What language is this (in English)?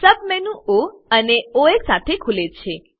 Gujarati